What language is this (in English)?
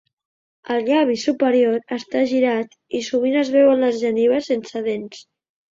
Catalan